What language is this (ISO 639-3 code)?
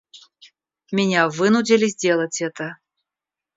rus